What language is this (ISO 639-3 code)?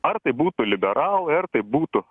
lit